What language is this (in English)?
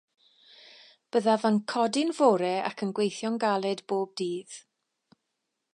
Welsh